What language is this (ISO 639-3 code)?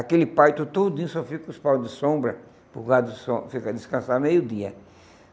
por